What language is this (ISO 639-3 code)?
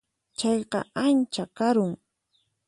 qxp